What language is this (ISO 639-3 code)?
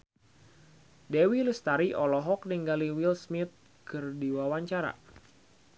sun